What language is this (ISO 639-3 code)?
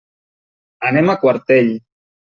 cat